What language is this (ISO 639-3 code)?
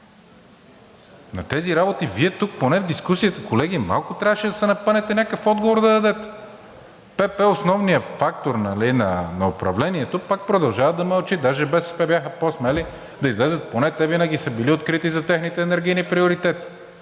bul